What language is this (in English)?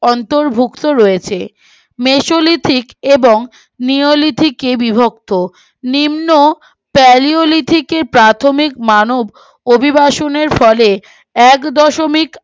Bangla